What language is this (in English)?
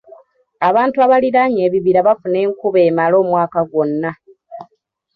Ganda